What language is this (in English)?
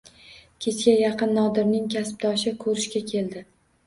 Uzbek